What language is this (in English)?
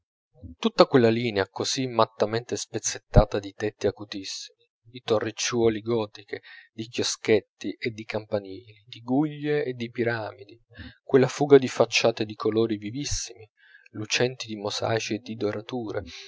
Italian